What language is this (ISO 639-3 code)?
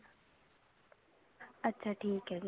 pan